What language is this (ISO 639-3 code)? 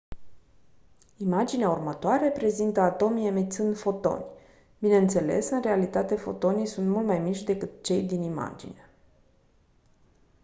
ron